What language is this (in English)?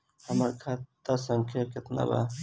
Bhojpuri